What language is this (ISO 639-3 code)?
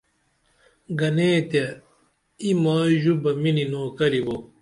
dml